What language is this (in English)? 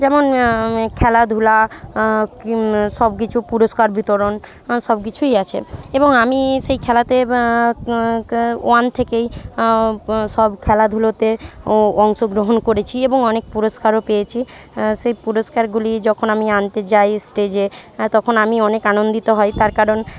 Bangla